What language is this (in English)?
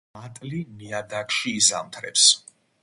Georgian